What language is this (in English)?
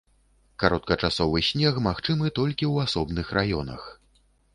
Belarusian